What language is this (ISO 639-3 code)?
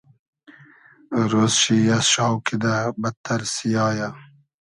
haz